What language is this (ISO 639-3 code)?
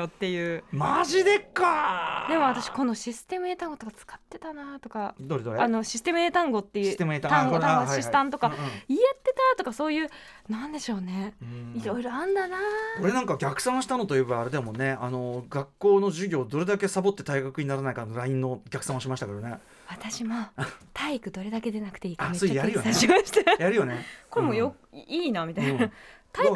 jpn